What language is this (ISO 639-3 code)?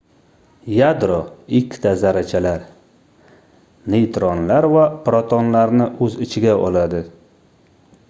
uzb